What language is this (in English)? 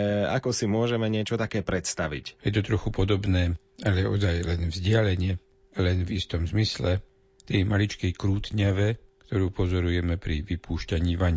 Slovak